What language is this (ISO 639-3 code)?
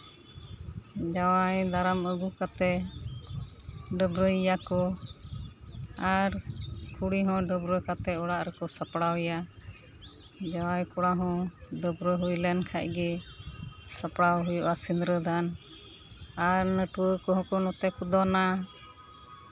sat